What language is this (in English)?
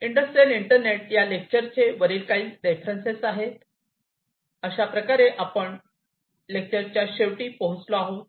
Marathi